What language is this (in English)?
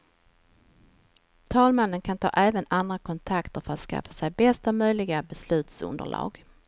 Swedish